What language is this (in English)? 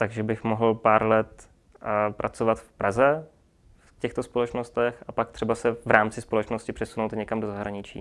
Czech